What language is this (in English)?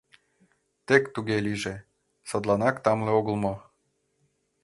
Mari